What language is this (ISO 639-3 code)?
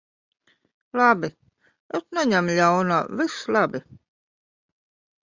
lav